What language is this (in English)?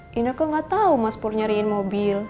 Indonesian